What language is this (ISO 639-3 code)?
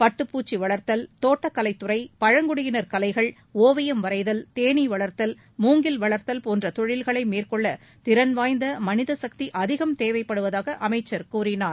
tam